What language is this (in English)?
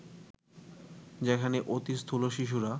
Bangla